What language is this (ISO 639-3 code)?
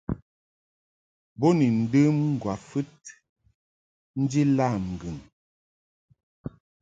mhk